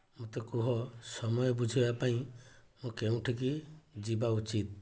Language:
Odia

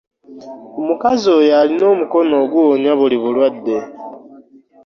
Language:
Ganda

